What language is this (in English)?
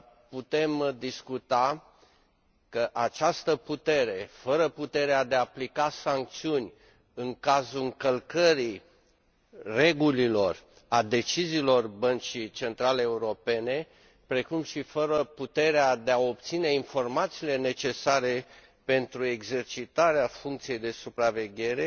Romanian